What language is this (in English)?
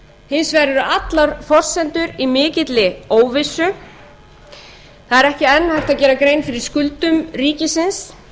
Icelandic